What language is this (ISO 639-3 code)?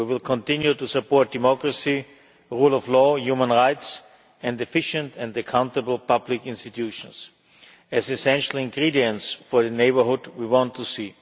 eng